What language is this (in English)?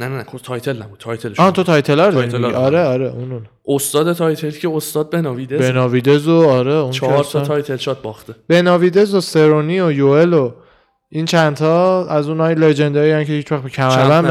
Persian